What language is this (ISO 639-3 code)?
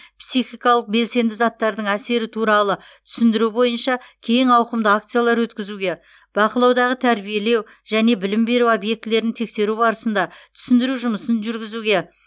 kaz